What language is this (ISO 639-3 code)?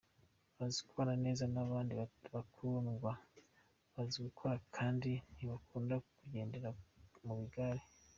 kin